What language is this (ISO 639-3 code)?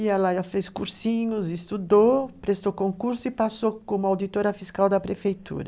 por